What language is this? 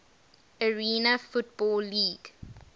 English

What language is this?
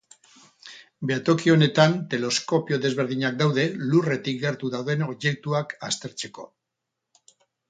Basque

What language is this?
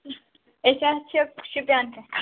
Kashmiri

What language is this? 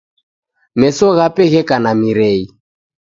Taita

